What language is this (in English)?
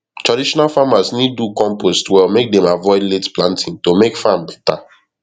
Nigerian Pidgin